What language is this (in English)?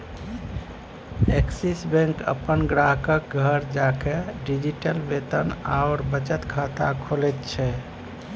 Maithili